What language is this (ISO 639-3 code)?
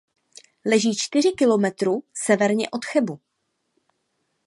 ces